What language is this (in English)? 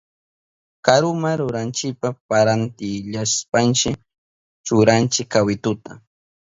Southern Pastaza Quechua